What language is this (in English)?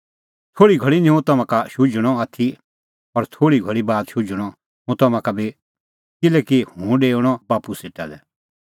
Kullu Pahari